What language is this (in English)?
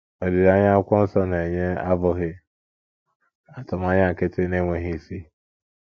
Igbo